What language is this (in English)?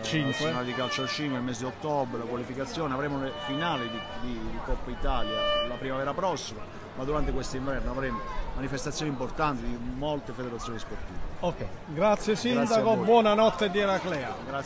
Italian